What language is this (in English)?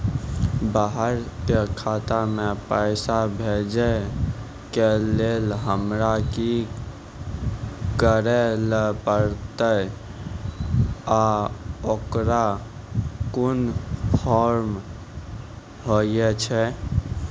Maithili